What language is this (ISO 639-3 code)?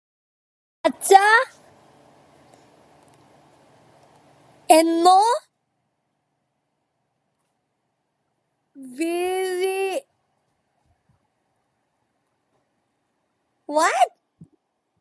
mal